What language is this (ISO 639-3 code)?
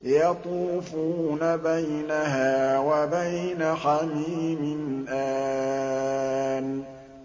ara